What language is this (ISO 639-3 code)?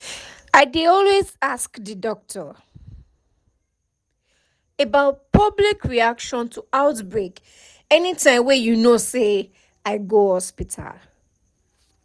pcm